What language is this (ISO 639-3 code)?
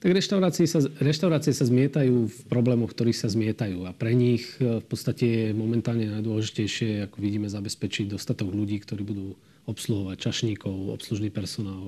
slk